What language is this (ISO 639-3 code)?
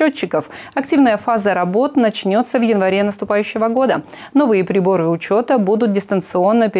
rus